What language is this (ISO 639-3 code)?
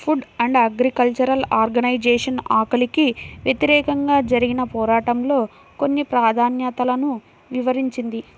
tel